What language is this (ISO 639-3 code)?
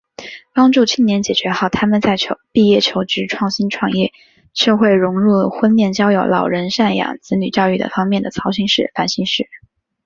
zho